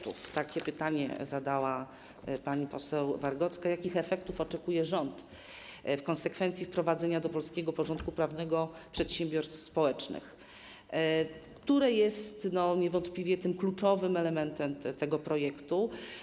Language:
Polish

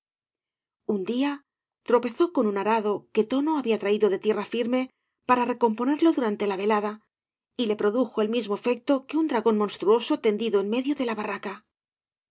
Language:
Spanish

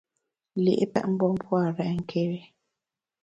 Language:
Bamun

